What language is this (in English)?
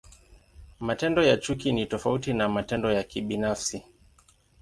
Swahili